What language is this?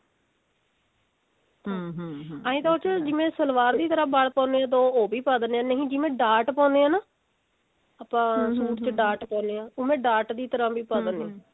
Punjabi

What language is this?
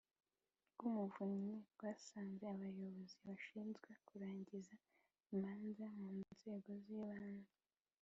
Kinyarwanda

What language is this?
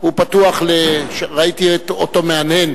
Hebrew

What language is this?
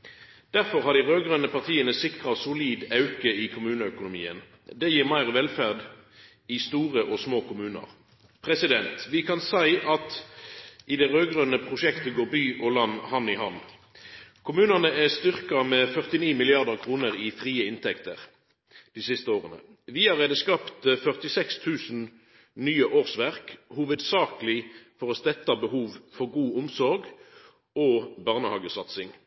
Norwegian Nynorsk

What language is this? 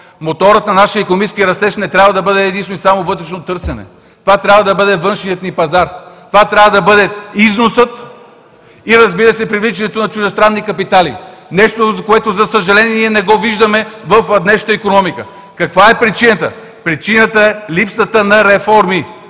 Bulgarian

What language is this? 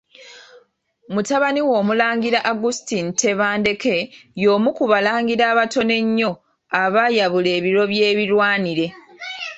Ganda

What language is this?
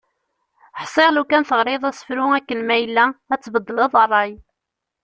Kabyle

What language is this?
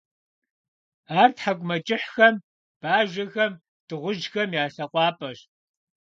Kabardian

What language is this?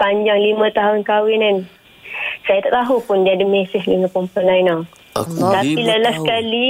Malay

